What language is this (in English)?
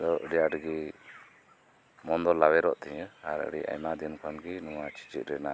Santali